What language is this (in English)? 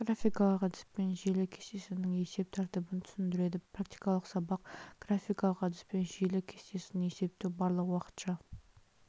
Kazakh